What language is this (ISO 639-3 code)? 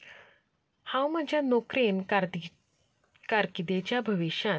kok